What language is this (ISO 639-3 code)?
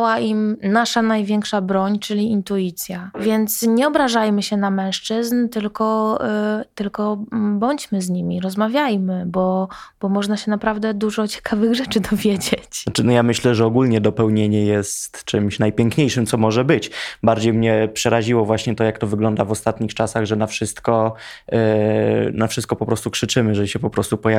pol